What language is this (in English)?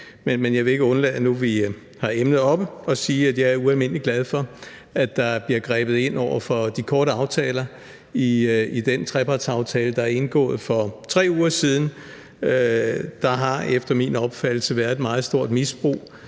Danish